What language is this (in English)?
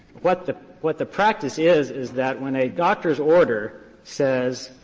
English